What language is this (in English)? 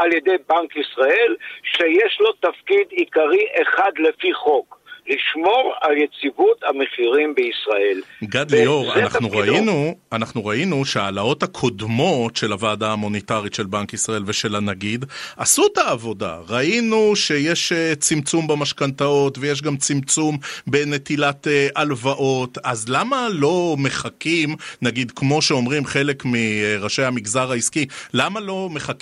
Hebrew